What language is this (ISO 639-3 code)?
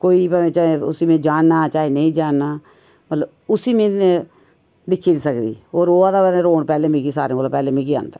doi